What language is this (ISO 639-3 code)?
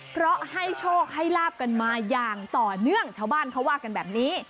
tha